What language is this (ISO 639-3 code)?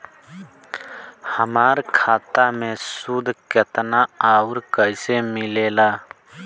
bho